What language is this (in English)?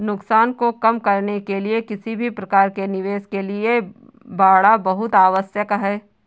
Hindi